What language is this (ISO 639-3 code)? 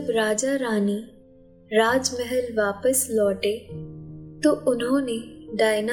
hin